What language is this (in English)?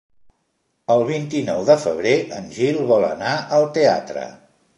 Catalan